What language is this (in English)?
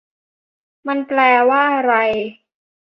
Thai